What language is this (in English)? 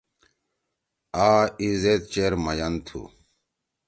Torwali